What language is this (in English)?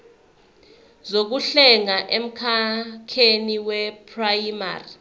Zulu